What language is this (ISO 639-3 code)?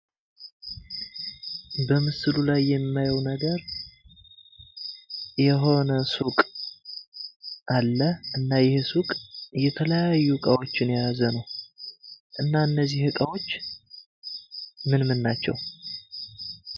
amh